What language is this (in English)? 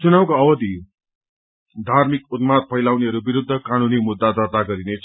Nepali